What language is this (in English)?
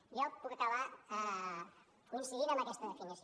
Catalan